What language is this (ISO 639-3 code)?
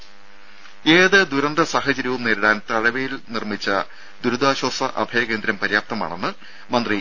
mal